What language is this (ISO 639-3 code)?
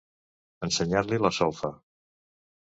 cat